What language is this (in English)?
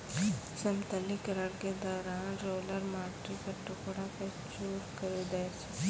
Maithili